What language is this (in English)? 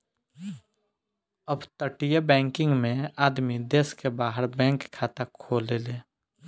Bhojpuri